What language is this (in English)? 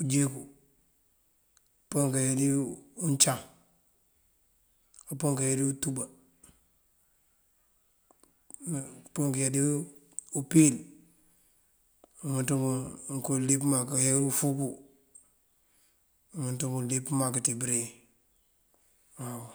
Mandjak